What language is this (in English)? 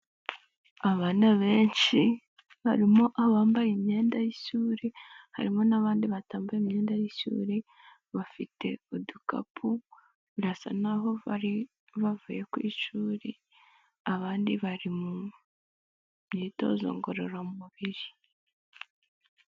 Kinyarwanda